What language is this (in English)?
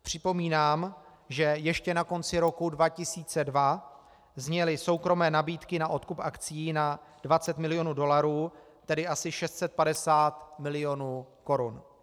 Czech